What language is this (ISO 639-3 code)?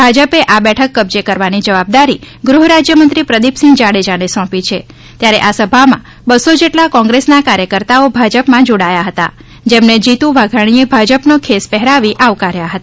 guj